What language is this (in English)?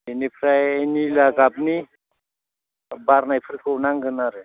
Bodo